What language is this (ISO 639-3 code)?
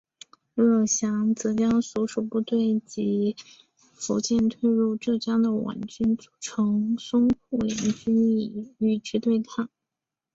zho